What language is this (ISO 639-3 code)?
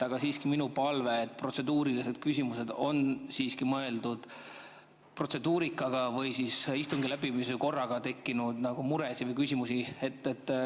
est